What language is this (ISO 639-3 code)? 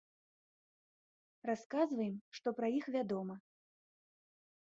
bel